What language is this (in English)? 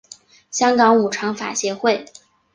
Chinese